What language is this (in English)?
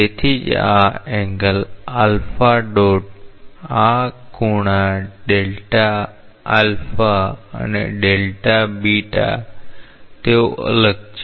Gujarati